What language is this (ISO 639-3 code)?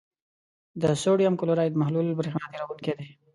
pus